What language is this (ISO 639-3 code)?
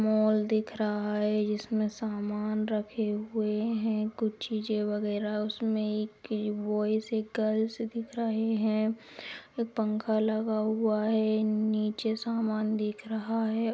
mag